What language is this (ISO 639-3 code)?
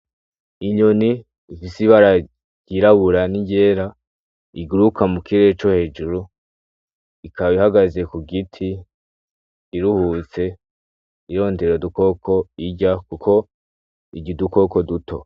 run